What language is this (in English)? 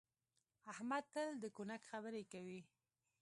Pashto